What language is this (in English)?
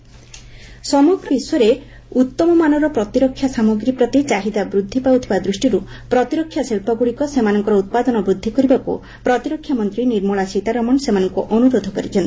Odia